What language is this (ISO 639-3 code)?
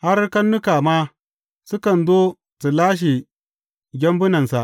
hau